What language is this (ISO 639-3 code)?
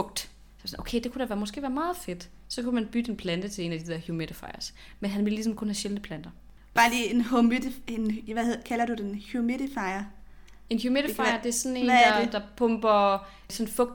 dan